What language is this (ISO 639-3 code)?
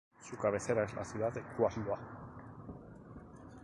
spa